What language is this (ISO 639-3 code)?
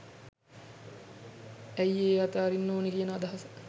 sin